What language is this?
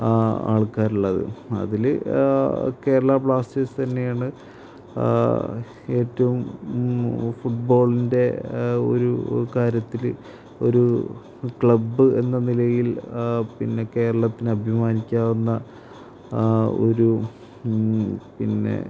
Malayalam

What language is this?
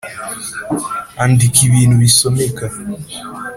Kinyarwanda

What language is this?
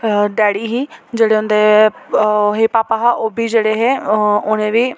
Dogri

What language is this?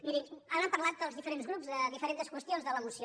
Catalan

